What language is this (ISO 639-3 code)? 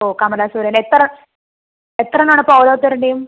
mal